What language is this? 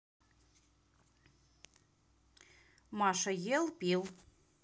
Russian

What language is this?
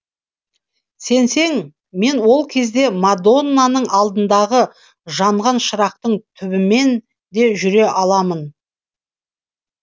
Kazakh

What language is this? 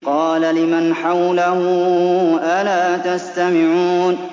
Arabic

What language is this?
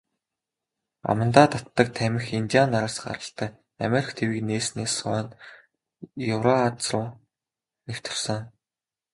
Mongolian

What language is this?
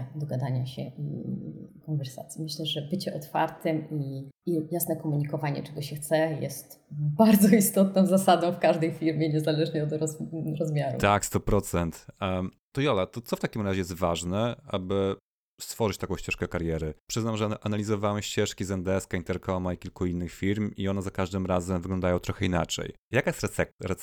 Polish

